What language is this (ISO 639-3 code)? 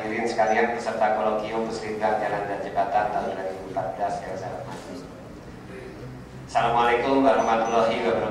ind